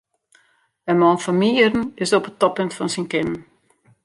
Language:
Western Frisian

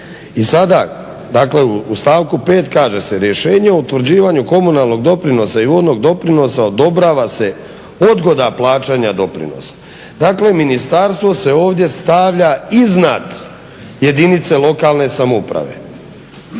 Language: Croatian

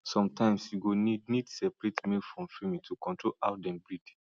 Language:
Nigerian Pidgin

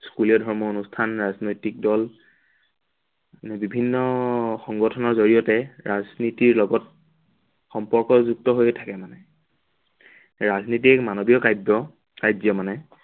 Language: Assamese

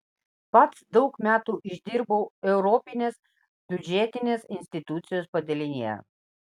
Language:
Lithuanian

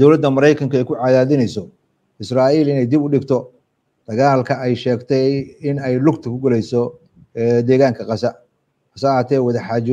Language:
Arabic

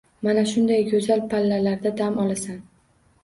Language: Uzbek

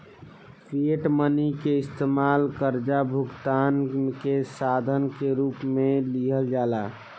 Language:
Bhojpuri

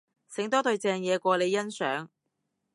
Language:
Cantonese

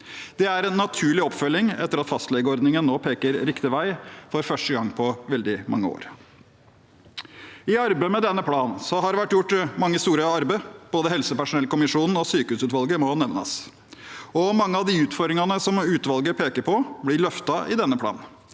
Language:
Norwegian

